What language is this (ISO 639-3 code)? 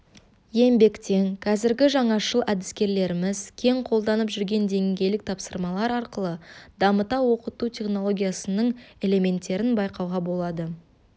kaz